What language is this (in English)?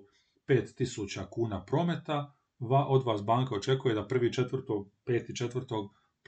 Croatian